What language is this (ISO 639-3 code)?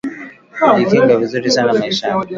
swa